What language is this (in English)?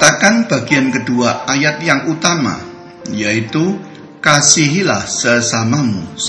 Indonesian